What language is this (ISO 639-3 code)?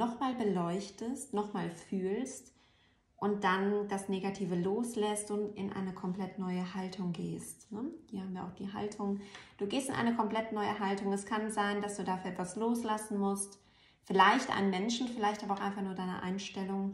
deu